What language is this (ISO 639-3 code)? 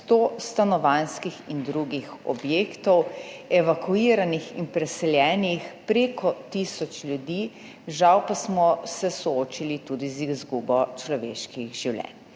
slv